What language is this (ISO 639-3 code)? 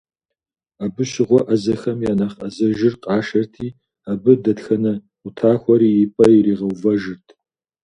kbd